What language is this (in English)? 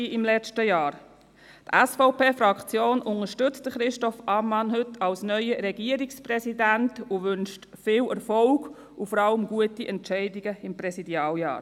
Swiss German